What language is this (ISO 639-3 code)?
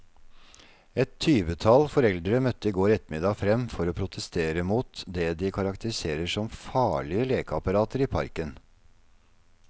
nor